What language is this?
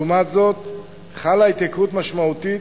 Hebrew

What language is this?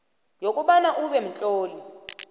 South Ndebele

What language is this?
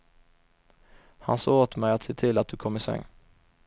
Swedish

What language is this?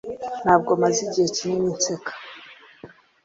Kinyarwanda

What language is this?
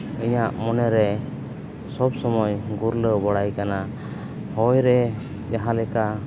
Santali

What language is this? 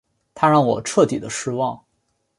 Chinese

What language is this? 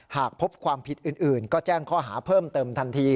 Thai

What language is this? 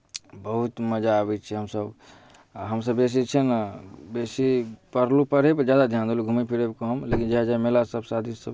Maithili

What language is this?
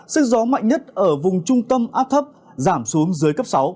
Vietnamese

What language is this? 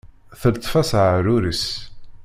Kabyle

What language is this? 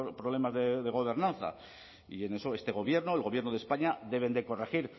Spanish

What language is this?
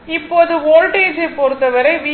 Tamil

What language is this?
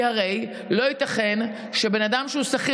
Hebrew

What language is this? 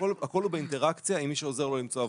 Hebrew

